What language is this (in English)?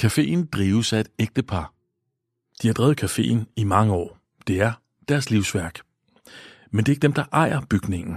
Danish